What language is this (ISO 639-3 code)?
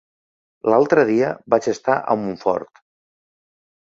cat